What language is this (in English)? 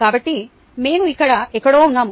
Telugu